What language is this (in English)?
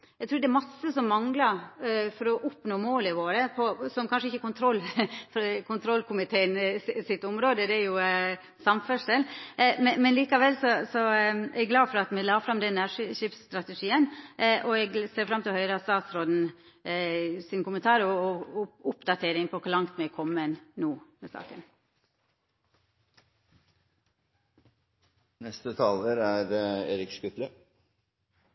Norwegian Nynorsk